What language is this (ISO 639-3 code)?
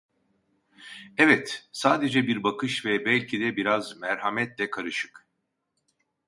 tur